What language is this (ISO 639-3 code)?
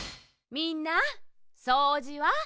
jpn